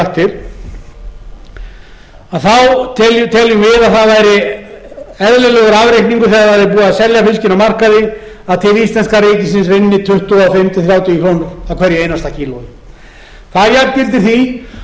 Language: Icelandic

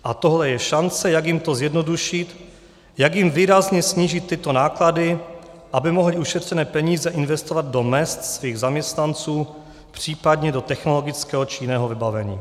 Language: Czech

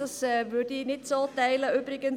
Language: Swiss German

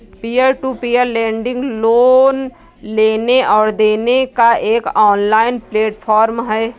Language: Hindi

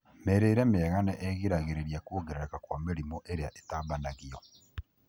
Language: Kikuyu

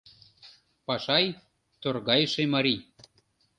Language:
Mari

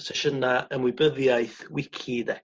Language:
Welsh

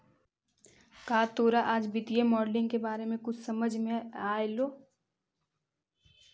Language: Magahi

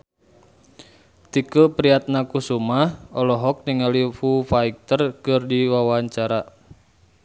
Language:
Sundanese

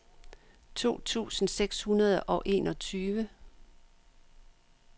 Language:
Danish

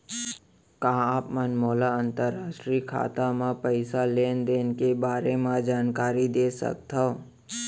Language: Chhattisgarhi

